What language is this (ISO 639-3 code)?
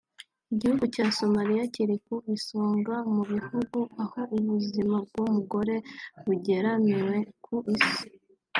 kin